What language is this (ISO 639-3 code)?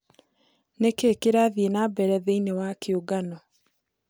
kik